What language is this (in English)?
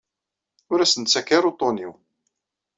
Kabyle